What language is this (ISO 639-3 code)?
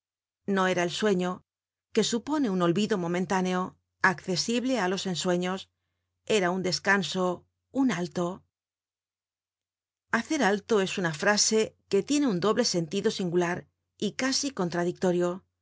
spa